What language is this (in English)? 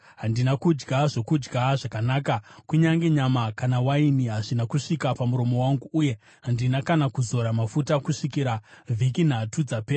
Shona